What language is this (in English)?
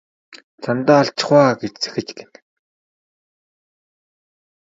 Mongolian